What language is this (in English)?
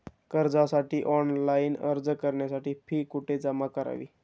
Marathi